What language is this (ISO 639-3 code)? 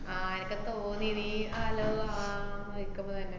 mal